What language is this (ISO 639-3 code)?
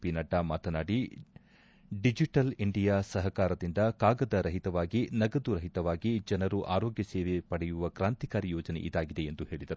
kan